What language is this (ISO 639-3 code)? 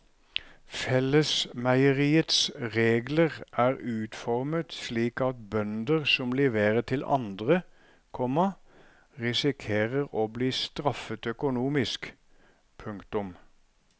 nor